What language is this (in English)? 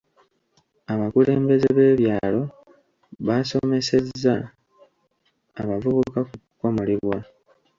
Ganda